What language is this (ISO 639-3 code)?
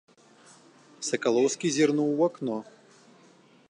bel